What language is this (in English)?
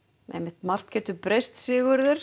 Icelandic